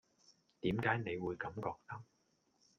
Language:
Cantonese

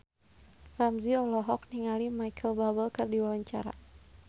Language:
Sundanese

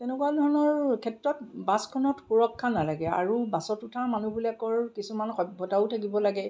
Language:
Assamese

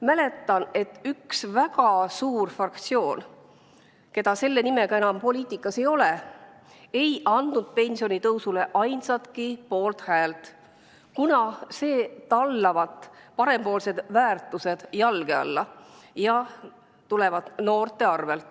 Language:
Estonian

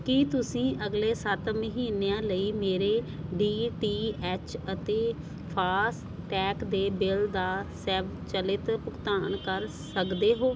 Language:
Punjabi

